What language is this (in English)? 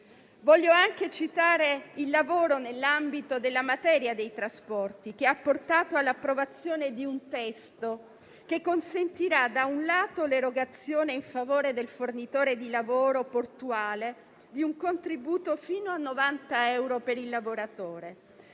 Italian